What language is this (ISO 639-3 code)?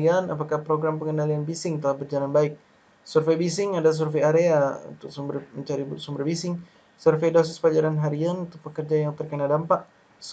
ind